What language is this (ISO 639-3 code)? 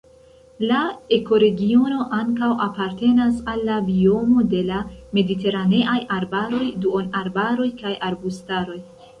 epo